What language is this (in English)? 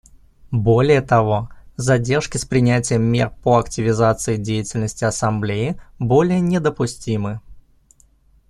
Russian